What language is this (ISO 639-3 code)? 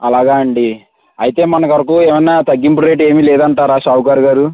tel